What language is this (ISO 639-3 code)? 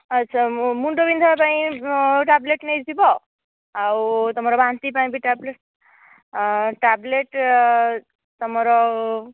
ori